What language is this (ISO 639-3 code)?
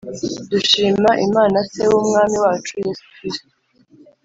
kin